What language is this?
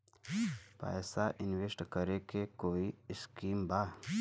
Bhojpuri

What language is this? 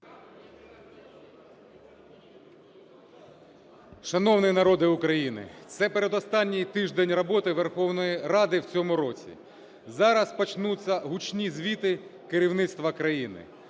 Ukrainian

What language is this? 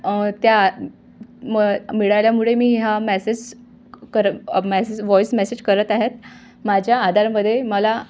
Marathi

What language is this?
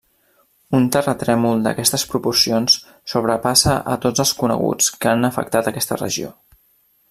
Catalan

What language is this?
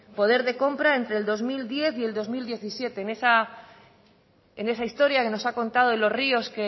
Spanish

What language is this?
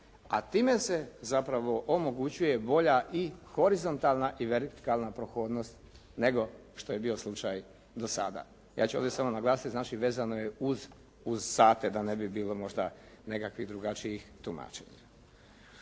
Croatian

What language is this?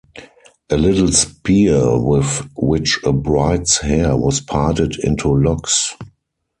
English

